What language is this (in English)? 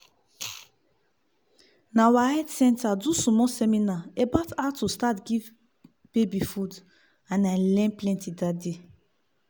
Nigerian Pidgin